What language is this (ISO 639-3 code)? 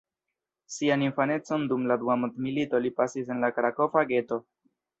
epo